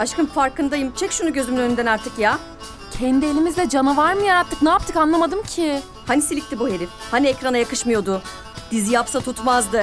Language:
Turkish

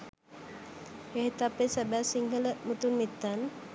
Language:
Sinhala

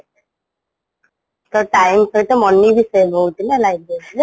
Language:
Odia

